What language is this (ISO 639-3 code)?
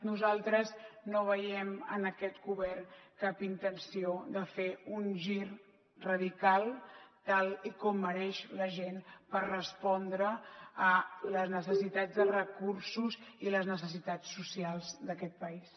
cat